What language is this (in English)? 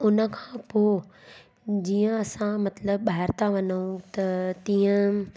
Sindhi